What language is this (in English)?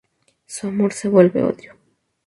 Spanish